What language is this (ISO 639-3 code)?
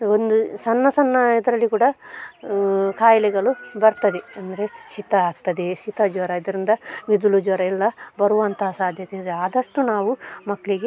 kan